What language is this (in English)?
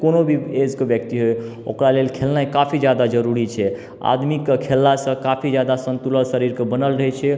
Maithili